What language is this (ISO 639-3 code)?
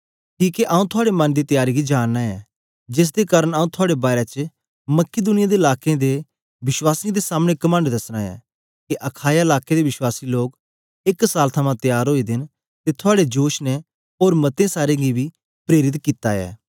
doi